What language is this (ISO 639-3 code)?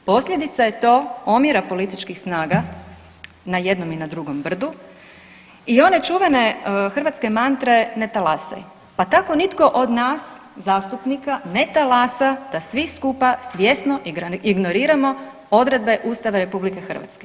hrv